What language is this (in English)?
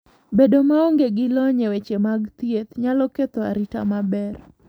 Luo (Kenya and Tanzania)